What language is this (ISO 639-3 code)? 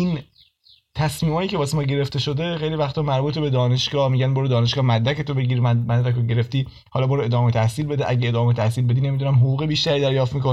fas